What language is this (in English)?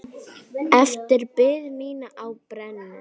Icelandic